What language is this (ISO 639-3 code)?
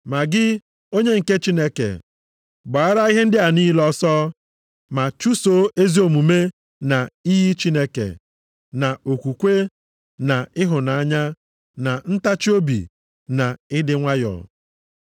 ibo